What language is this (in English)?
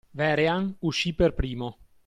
Italian